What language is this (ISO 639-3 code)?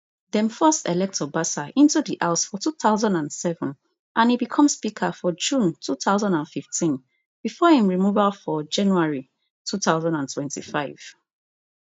pcm